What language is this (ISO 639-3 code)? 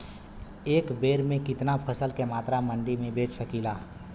bho